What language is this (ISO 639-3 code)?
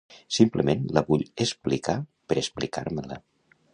cat